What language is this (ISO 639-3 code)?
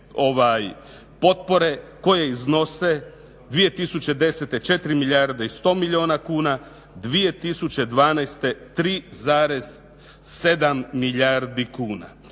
hrv